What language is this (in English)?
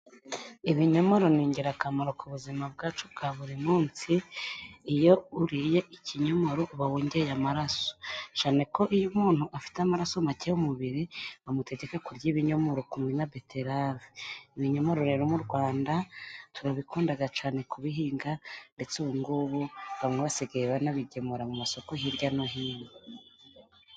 Kinyarwanda